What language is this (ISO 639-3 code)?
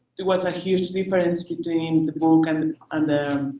eng